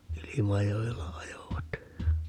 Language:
Finnish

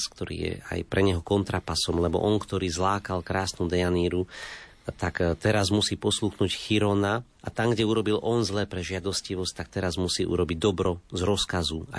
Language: Slovak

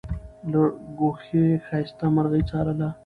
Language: Pashto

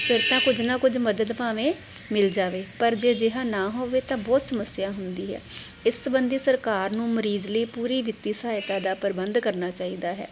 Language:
Punjabi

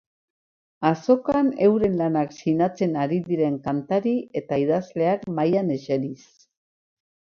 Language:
Basque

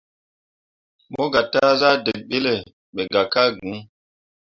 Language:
Mundang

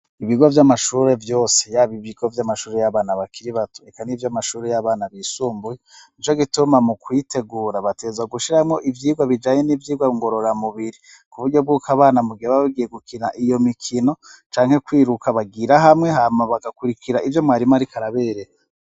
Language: Rundi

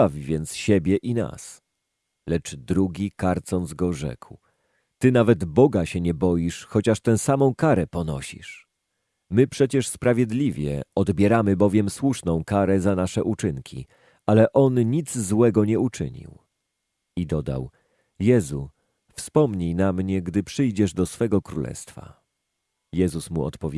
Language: Polish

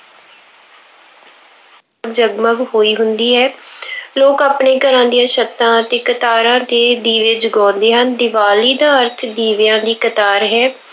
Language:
Punjabi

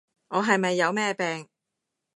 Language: Cantonese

